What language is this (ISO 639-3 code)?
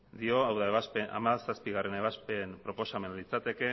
eus